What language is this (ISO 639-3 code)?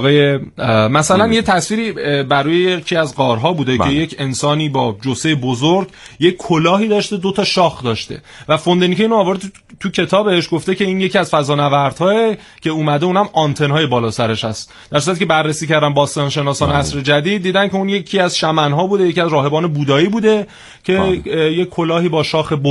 fas